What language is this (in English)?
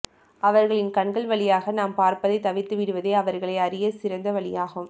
Tamil